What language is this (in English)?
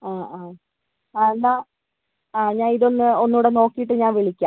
Malayalam